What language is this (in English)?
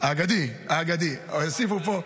Hebrew